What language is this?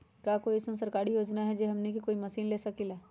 Magahi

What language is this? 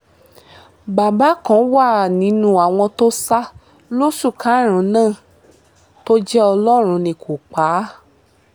Yoruba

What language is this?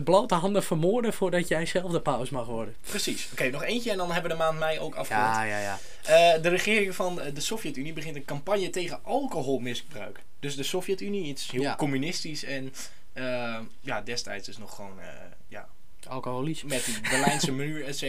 Dutch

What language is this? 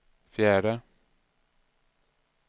Swedish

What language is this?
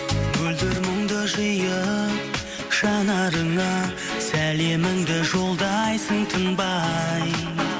Kazakh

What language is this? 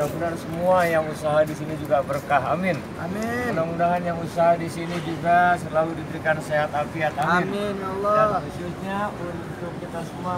Indonesian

